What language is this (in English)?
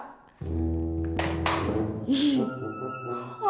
Indonesian